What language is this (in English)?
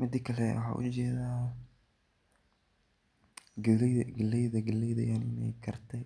Somali